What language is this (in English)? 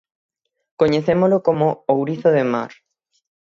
Galician